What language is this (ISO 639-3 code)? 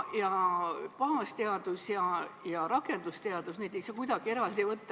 est